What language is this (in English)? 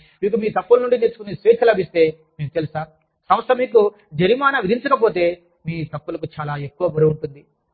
Telugu